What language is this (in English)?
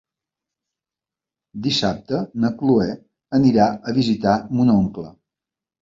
Catalan